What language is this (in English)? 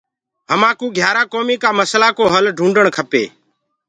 Gurgula